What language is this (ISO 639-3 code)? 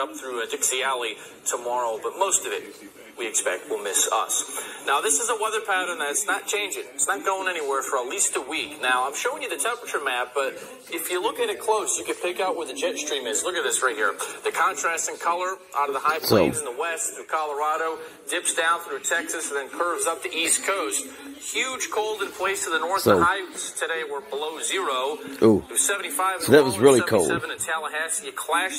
eng